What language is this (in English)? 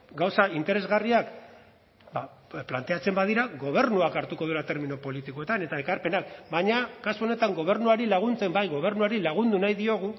Basque